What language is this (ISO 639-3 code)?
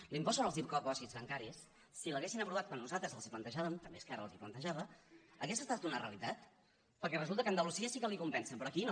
cat